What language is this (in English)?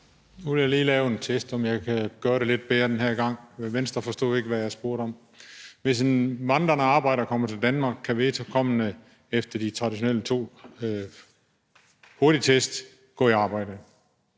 Danish